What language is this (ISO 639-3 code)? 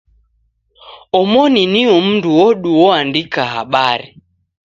dav